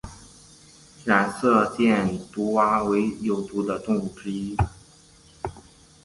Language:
Chinese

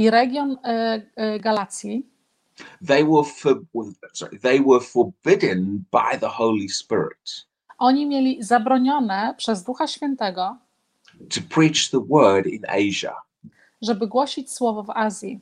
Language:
Polish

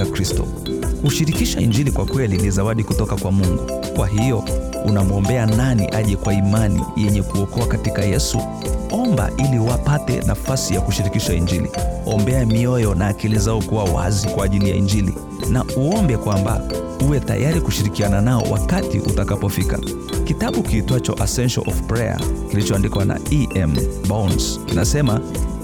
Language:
Swahili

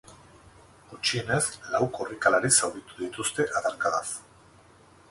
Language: Basque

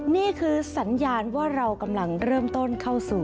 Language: Thai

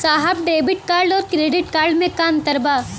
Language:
Bhojpuri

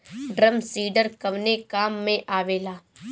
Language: Bhojpuri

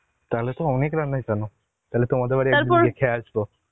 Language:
Bangla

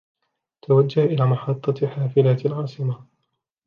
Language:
Arabic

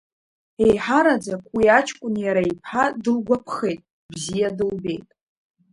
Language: Abkhazian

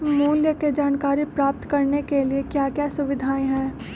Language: Magahi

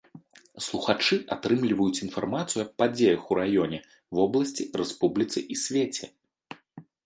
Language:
Belarusian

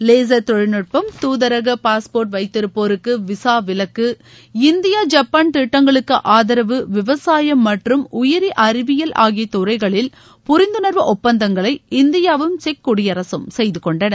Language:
Tamil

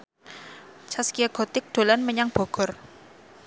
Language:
Javanese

